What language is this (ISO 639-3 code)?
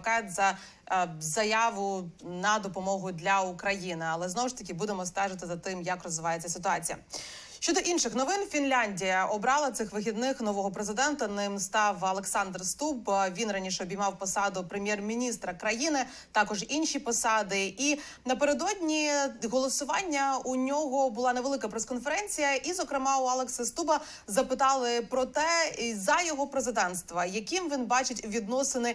ukr